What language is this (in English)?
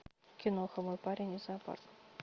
Russian